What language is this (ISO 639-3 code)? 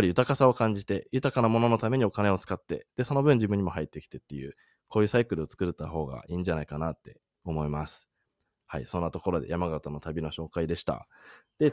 jpn